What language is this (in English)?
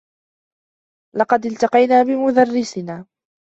Arabic